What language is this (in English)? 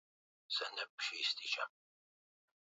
Swahili